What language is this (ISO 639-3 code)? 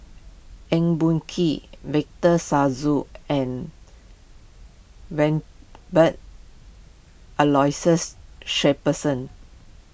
eng